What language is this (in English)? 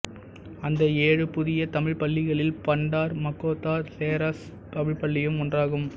Tamil